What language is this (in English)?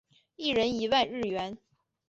Chinese